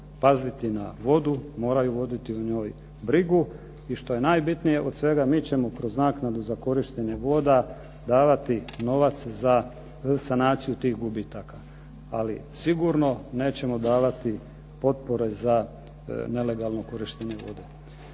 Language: Croatian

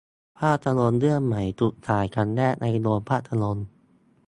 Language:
Thai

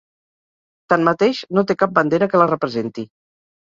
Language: Catalan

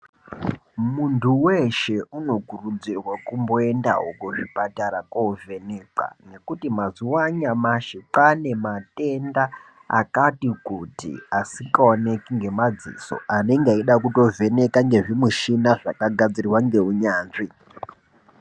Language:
Ndau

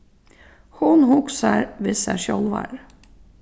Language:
Faroese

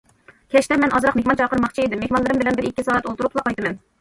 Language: Uyghur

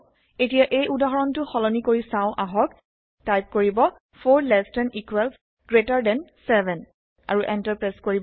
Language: Assamese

